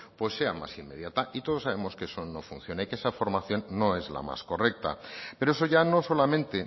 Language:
Spanish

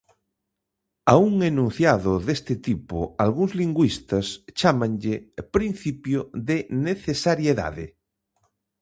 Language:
Galician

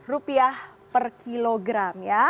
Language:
Indonesian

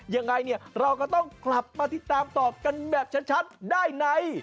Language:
Thai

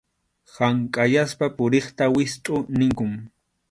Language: Arequipa-La Unión Quechua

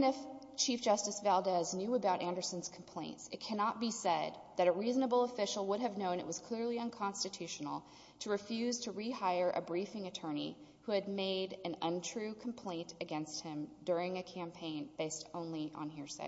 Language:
English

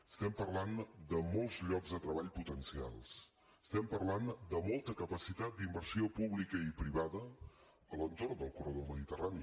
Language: Catalan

